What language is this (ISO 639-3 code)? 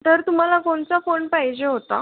mar